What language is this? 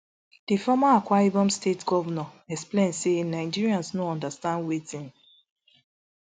Nigerian Pidgin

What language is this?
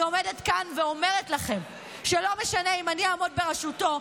Hebrew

